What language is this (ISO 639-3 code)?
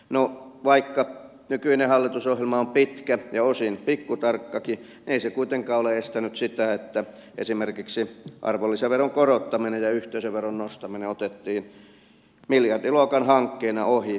fin